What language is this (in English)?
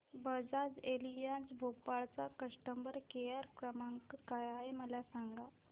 Marathi